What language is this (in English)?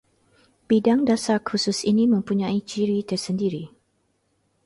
Malay